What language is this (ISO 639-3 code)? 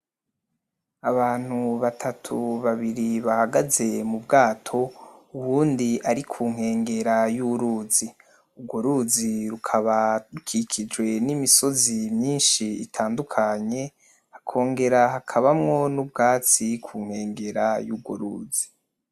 run